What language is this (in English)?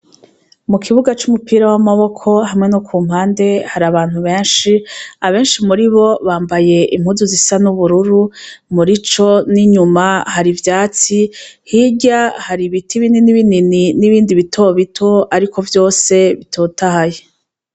Rundi